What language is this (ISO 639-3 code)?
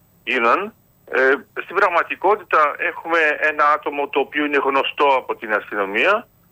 ell